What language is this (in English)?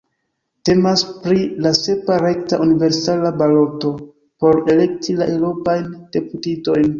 Esperanto